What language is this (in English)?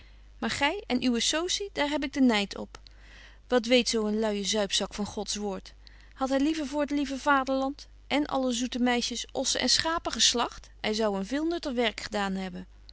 Dutch